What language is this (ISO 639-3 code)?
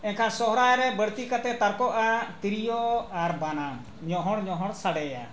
sat